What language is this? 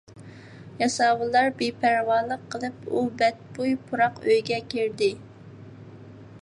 Uyghur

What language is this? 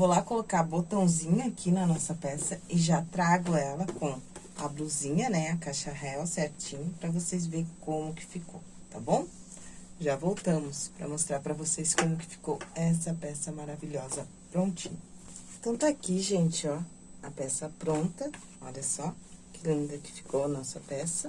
Portuguese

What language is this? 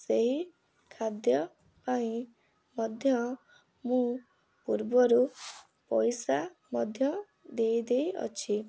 Odia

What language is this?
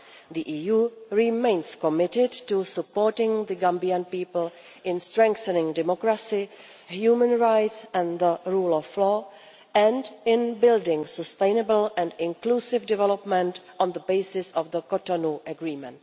English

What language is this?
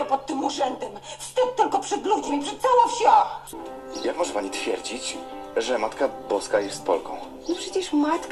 Polish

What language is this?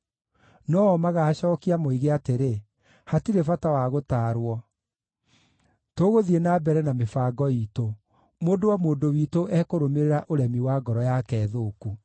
Kikuyu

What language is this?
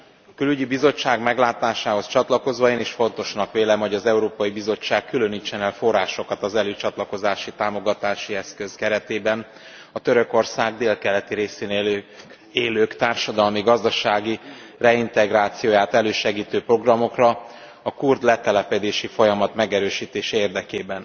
Hungarian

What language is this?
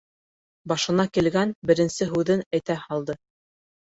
Bashkir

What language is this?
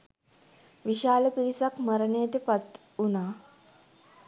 Sinhala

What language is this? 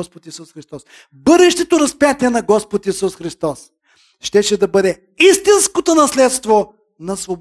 Bulgarian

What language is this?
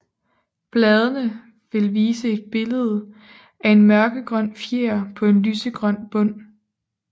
Danish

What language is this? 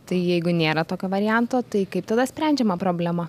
Lithuanian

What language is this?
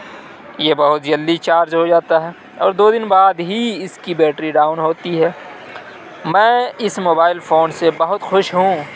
Urdu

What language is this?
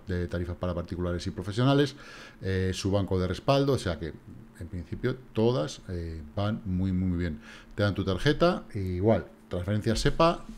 Spanish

